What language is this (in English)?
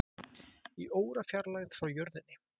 Icelandic